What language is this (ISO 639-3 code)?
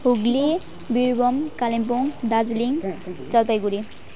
nep